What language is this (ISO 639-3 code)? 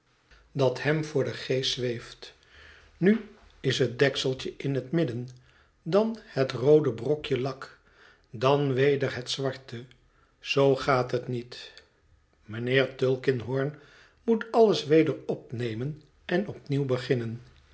nld